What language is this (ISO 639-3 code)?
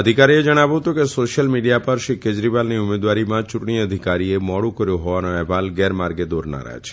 guj